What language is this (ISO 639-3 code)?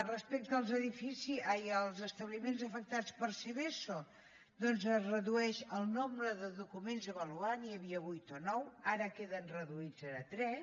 cat